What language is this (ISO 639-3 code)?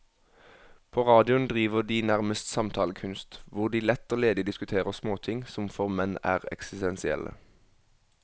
nor